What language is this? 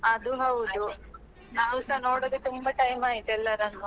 Kannada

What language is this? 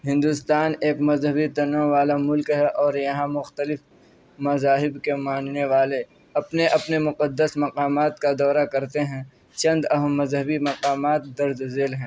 Urdu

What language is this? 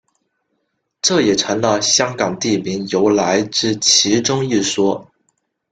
Chinese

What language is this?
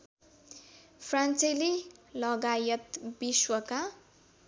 Nepali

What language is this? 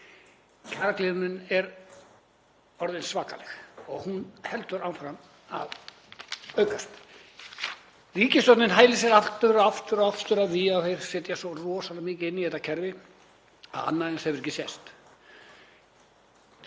Icelandic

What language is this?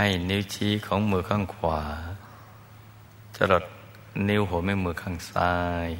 Thai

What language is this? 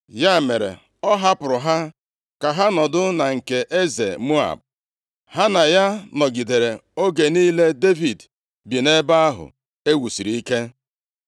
Igbo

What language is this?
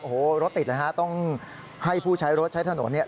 Thai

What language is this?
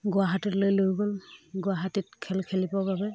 Assamese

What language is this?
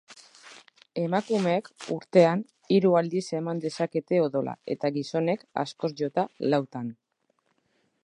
Basque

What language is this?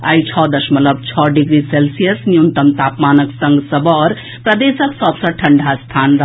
Maithili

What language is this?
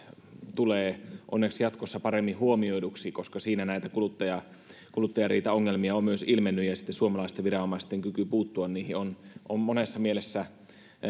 Finnish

